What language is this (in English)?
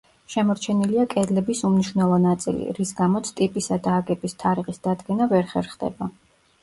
Georgian